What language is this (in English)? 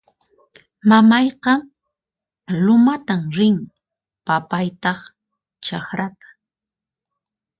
Puno Quechua